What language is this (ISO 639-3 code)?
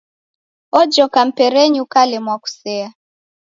dav